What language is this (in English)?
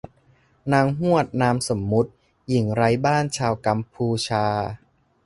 Thai